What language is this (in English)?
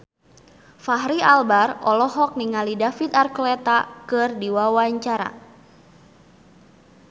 Sundanese